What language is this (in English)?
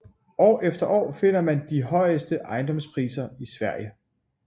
Danish